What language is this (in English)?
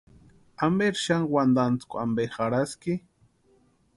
Western Highland Purepecha